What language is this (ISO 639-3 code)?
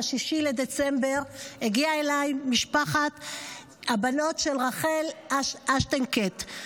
heb